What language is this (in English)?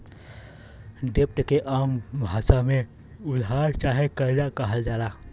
Bhojpuri